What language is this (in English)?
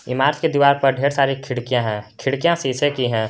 Hindi